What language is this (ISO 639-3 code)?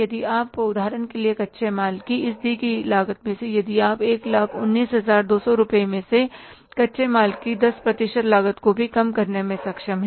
hin